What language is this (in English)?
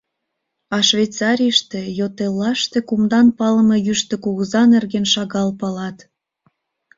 Mari